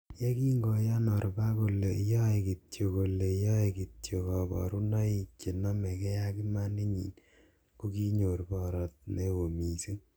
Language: Kalenjin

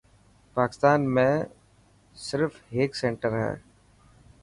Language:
Dhatki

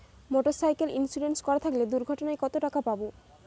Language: Bangla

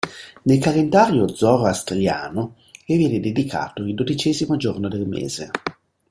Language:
Italian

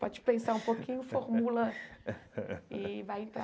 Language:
Portuguese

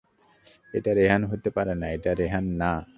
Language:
Bangla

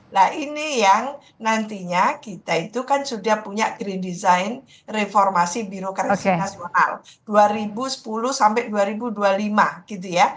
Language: Indonesian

